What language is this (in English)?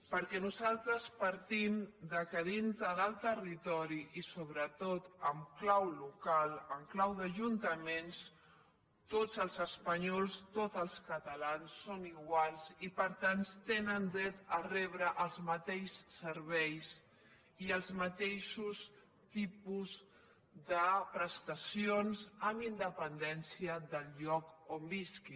Catalan